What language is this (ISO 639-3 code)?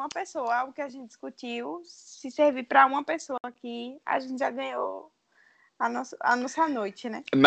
por